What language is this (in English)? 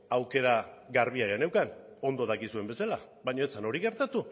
Basque